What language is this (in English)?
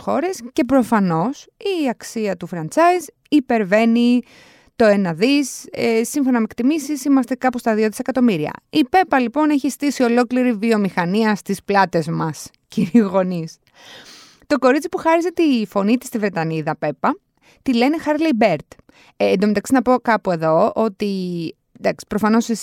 Greek